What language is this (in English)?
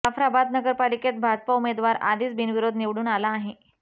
Marathi